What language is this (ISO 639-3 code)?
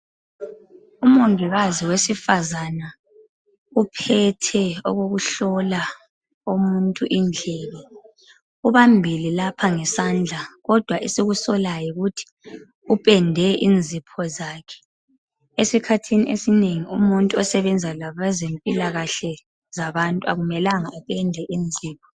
nde